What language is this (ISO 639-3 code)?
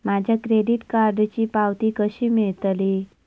mar